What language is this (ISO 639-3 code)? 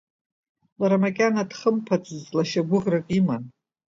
abk